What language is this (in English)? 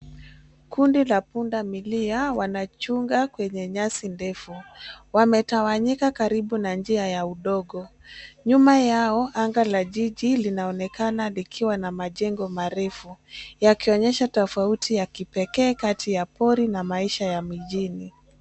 Swahili